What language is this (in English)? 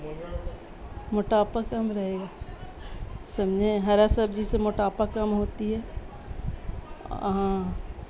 Urdu